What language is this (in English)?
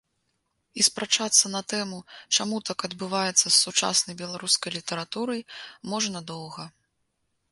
Belarusian